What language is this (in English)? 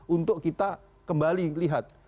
Indonesian